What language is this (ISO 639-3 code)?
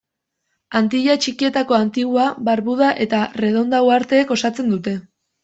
eus